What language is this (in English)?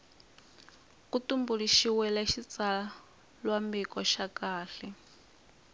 Tsonga